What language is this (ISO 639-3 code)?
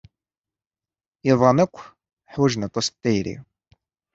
kab